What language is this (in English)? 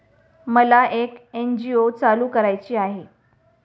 Marathi